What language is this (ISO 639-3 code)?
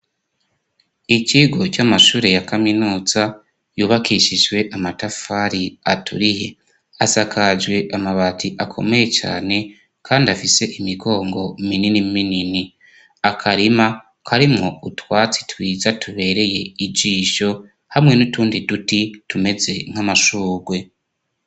run